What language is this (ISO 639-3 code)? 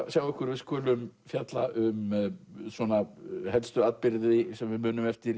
isl